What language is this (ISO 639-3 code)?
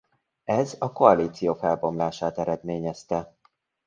hun